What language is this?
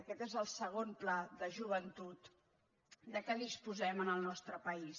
Catalan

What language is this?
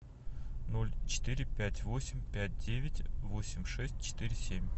Russian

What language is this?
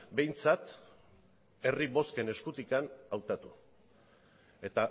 Basque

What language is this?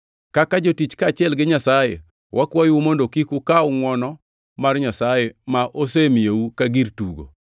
Luo (Kenya and Tanzania)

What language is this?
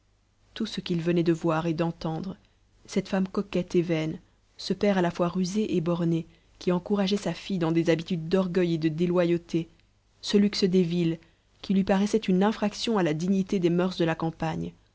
French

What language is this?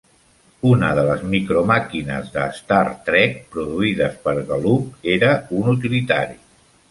Catalan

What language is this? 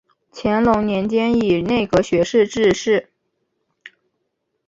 Chinese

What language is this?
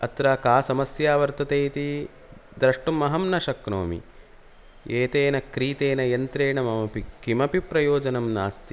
Sanskrit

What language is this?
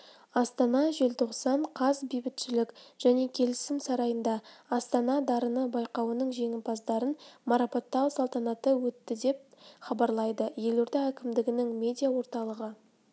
Kazakh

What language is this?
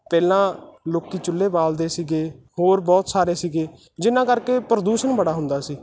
Punjabi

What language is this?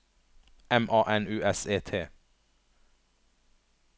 Norwegian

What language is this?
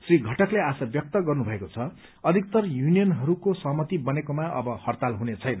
Nepali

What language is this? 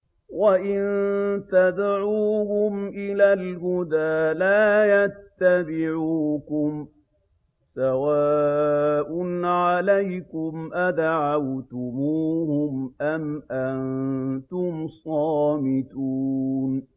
Arabic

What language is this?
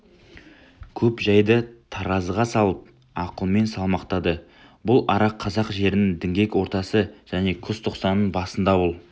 Kazakh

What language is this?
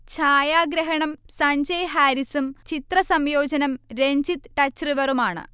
Malayalam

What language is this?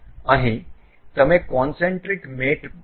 Gujarati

